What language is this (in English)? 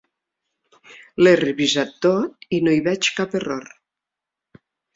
Catalan